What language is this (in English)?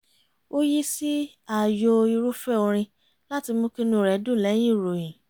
Yoruba